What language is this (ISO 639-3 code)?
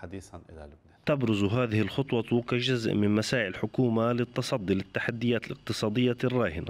ara